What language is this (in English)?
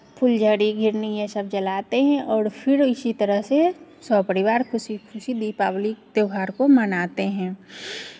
Hindi